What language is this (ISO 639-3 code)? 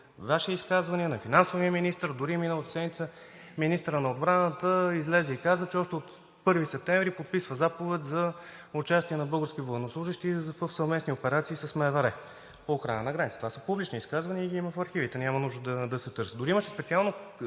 bul